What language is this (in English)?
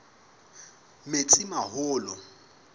Southern Sotho